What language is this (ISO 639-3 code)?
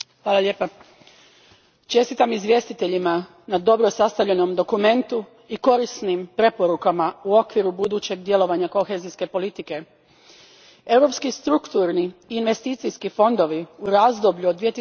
hrv